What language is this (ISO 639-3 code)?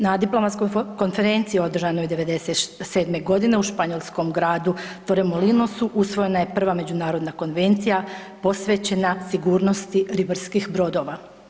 hrv